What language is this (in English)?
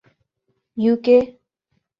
Urdu